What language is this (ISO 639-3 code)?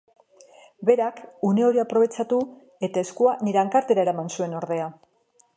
eus